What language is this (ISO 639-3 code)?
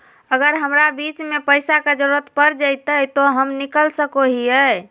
mag